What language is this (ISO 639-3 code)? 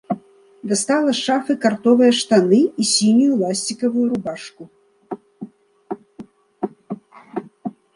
bel